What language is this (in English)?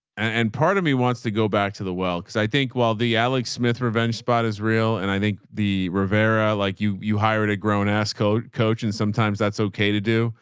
English